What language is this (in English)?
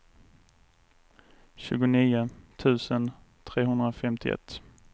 Swedish